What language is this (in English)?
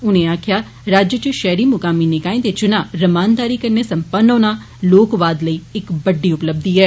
Dogri